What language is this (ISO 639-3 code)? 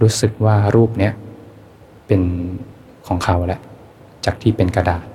tha